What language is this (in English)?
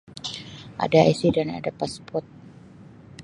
Sabah Malay